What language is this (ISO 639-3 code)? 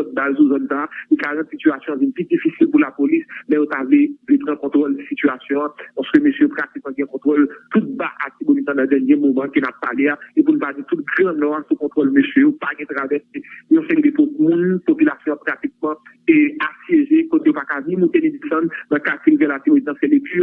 fra